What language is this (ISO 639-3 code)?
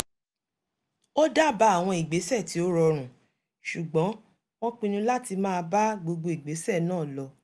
yor